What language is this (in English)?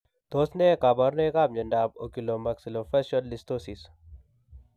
Kalenjin